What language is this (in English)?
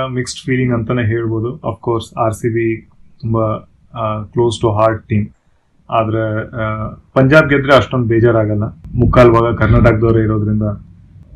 Kannada